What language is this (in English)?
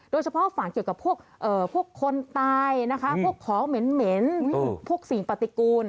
Thai